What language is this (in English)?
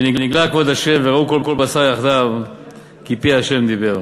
Hebrew